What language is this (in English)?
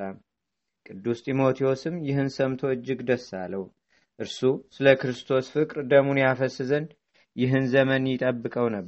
Amharic